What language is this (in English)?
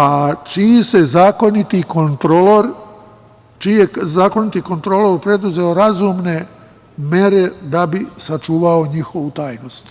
Serbian